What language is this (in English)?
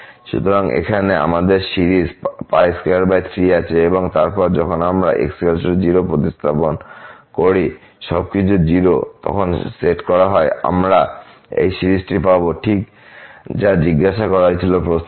Bangla